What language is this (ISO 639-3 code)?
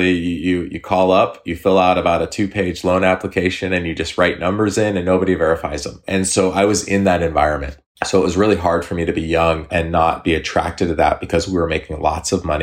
eng